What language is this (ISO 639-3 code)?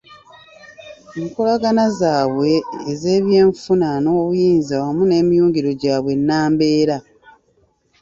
lug